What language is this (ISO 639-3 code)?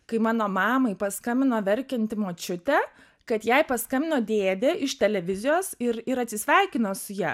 lit